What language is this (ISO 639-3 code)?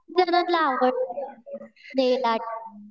mar